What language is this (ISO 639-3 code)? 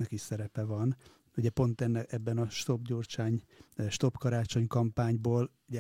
hun